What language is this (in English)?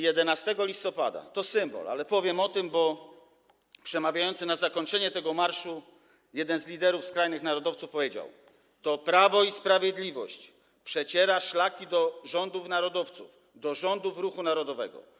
Polish